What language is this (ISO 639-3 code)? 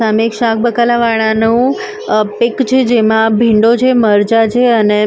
guj